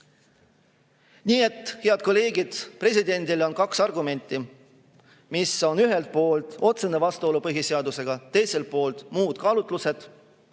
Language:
Estonian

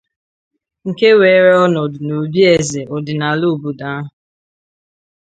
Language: Igbo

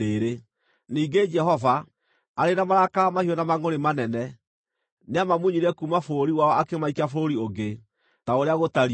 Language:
Kikuyu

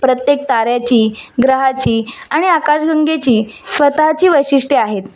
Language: Marathi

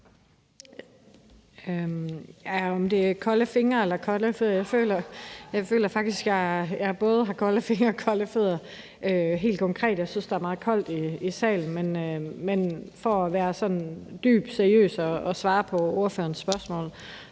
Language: Danish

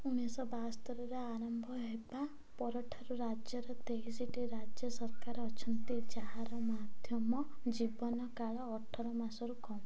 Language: Odia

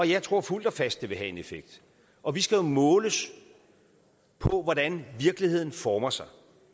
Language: Danish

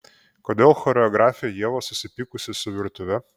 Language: Lithuanian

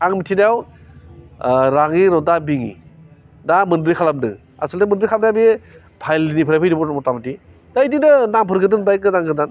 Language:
Bodo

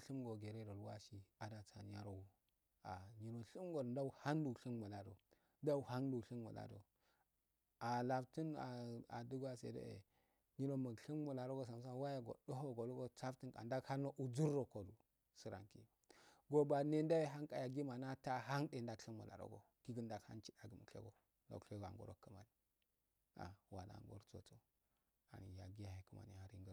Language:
Afade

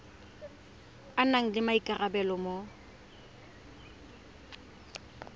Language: Tswana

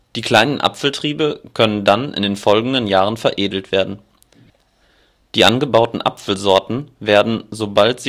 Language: German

